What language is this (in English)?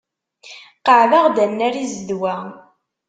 Kabyle